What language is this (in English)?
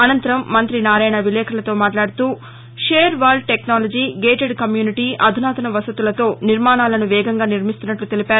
Telugu